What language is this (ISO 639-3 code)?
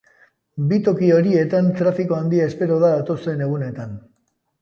eus